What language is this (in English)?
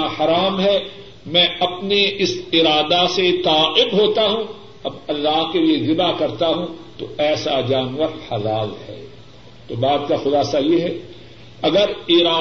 Urdu